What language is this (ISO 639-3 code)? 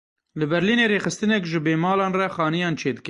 kur